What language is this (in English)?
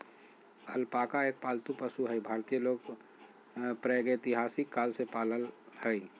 Magahi